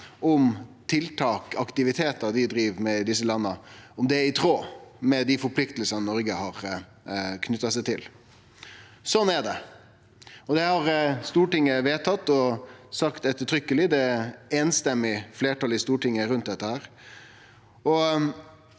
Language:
Norwegian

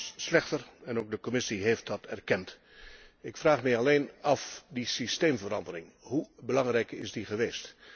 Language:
Dutch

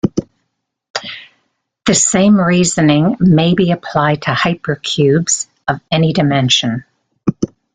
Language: English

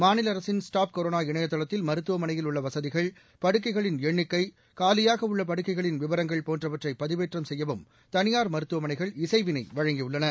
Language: Tamil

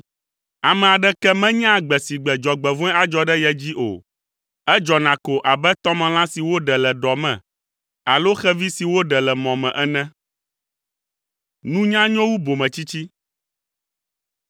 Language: Ewe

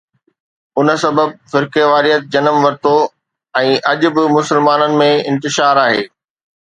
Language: Sindhi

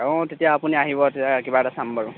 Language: Assamese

